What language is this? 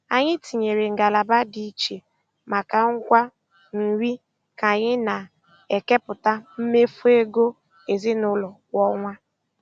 Igbo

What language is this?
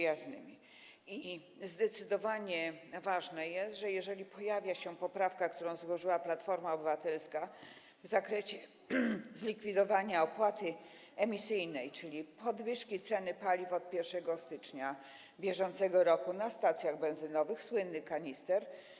Polish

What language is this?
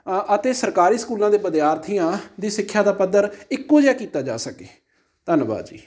Punjabi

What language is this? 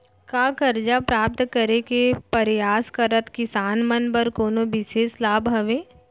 Chhattisgarhi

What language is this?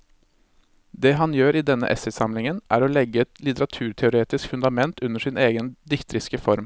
Norwegian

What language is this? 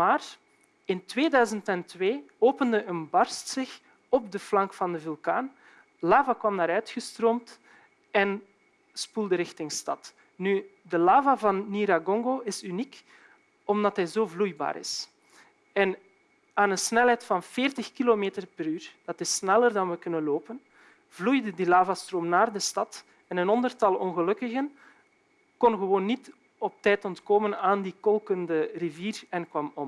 Dutch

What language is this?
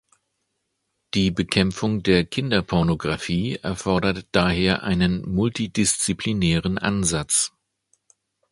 German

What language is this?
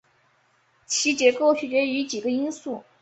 Chinese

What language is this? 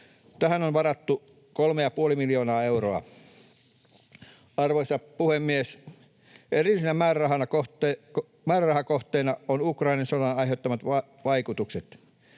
Finnish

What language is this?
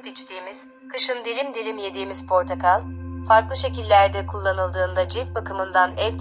Turkish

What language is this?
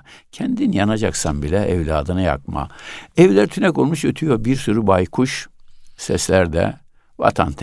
Turkish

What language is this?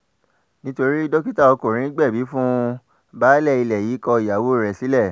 Yoruba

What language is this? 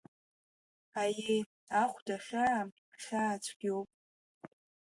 Abkhazian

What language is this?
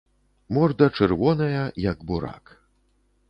Belarusian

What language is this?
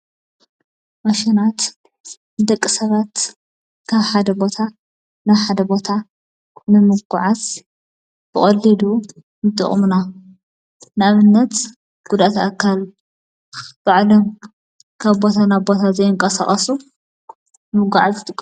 Tigrinya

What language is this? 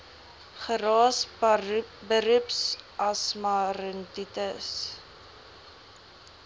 Afrikaans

